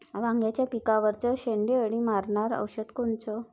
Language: Marathi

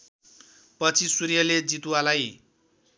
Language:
Nepali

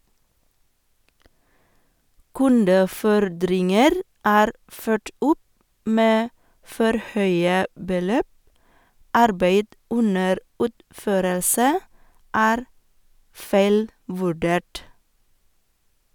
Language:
Norwegian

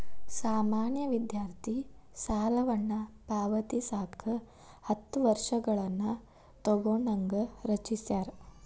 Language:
Kannada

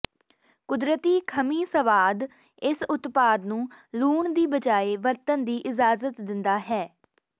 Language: Punjabi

